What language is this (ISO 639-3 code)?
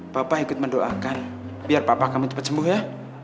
ind